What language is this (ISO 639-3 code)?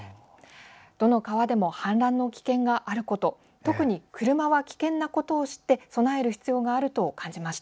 jpn